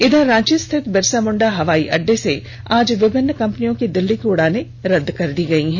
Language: Hindi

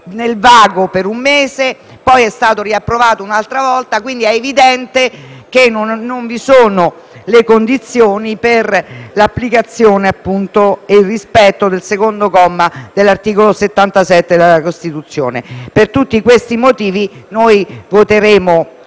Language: Italian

